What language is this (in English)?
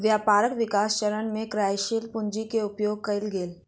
Maithili